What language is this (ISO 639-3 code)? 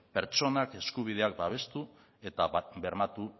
eus